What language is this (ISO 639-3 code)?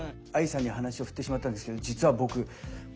jpn